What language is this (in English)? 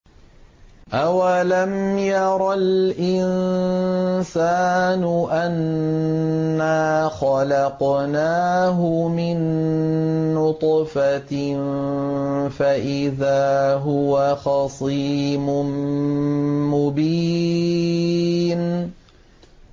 Arabic